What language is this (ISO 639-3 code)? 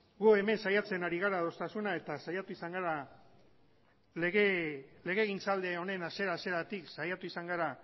eus